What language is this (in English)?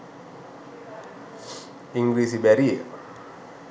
Sinhala